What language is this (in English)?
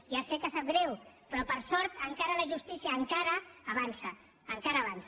Catalan